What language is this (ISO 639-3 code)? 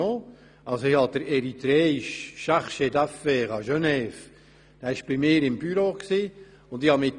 gsw